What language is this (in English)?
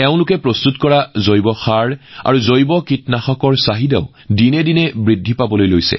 Assamese